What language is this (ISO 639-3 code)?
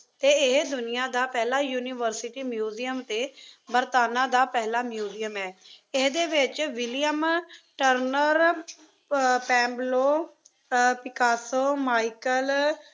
pan